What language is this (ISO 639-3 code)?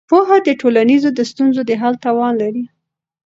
pus